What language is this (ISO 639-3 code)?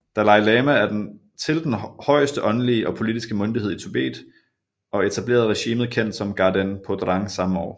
dan